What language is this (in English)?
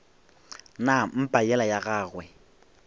Northern Sotho